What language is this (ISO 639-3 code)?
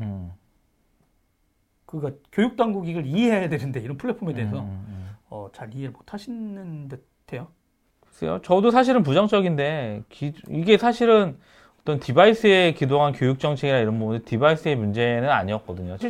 kor